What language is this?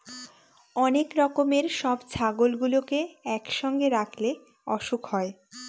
Bangla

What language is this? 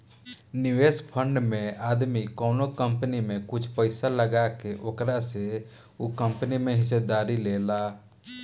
Bhojpuri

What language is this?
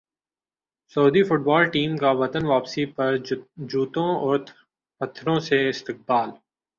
Urdu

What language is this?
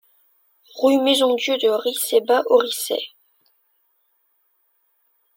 French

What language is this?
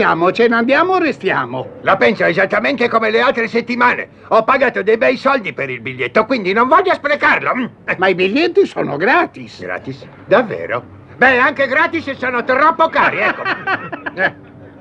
Italian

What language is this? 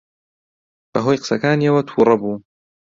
Central Kurdish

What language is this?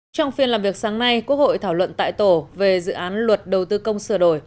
Vietnamese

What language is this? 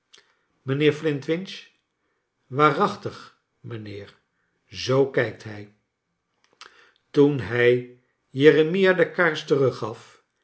Dutch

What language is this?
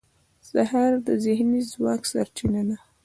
Pashto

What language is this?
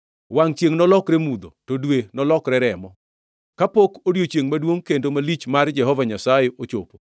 Luo (Kenya and Tanzania)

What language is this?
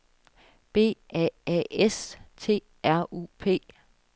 Danish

